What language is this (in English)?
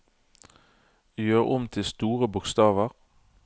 Norwegian